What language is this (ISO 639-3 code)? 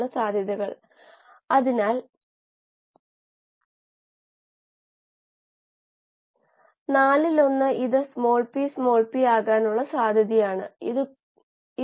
mal